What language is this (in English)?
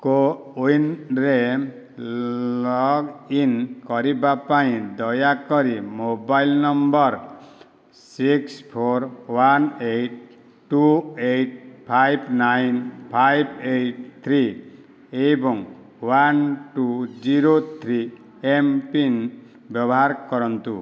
Odia